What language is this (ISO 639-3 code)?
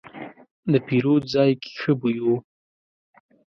pus